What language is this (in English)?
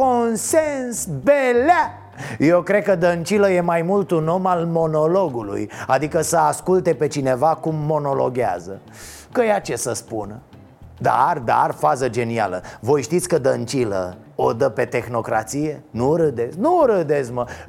Romanian